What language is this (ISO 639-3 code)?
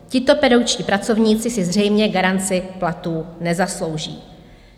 ces